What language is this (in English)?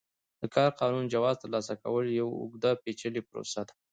Pashto